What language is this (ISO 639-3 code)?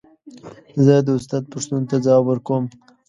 pus